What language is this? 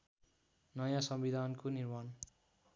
Nepali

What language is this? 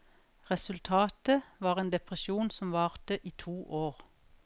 Norwegian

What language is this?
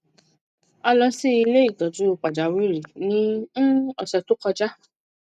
Yoruba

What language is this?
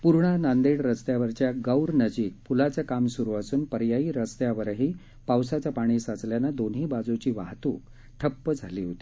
Marathi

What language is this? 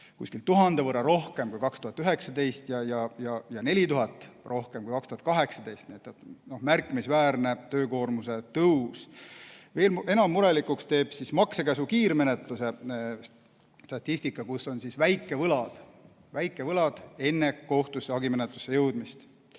Estonian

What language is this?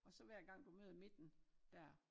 Danish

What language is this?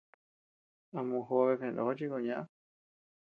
Tepeuxila Cuicatec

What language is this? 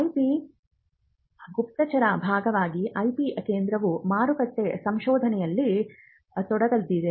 Kannada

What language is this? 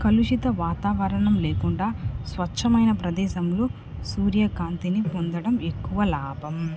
Telugu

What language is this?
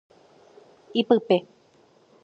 Guarani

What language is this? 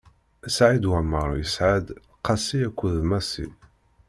Kabyle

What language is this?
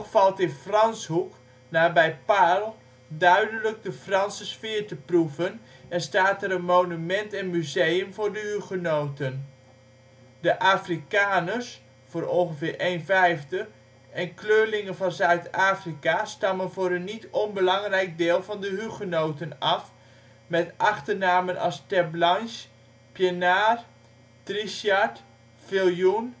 Dutch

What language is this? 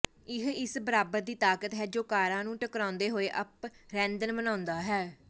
Punjabi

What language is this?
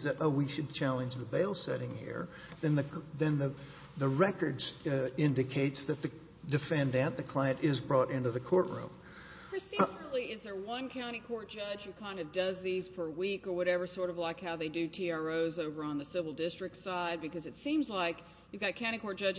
English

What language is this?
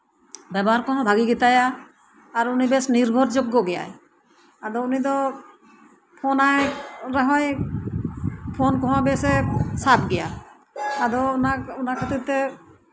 Santali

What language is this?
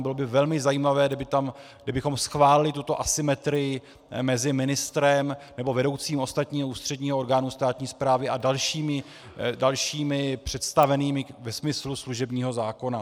Czech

